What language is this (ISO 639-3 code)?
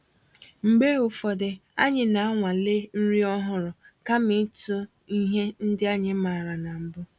ibo